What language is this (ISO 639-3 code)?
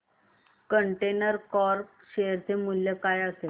mar